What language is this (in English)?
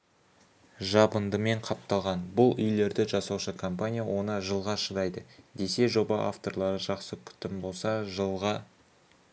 Kazakh